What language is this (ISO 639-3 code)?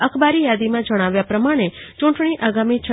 guj